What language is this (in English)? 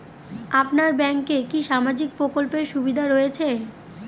Bangla